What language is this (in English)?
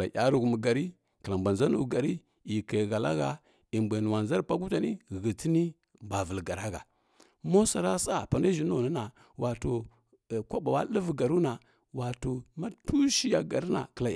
Kirya-Konzəl